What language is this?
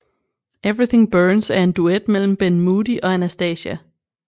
Danish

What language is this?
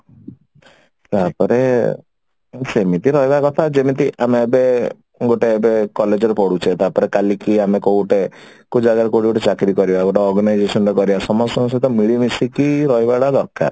Odia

